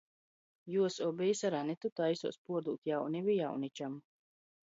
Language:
Latgalian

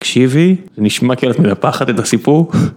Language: Hebrew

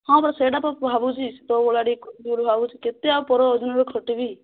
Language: Odia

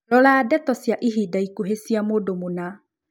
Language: Kikuyu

